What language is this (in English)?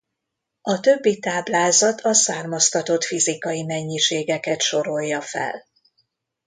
Hungarian